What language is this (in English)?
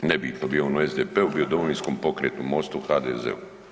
Croatian